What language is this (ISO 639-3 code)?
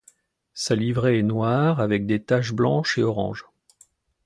fra